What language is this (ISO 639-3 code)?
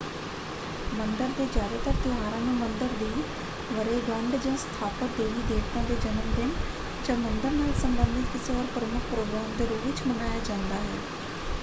pan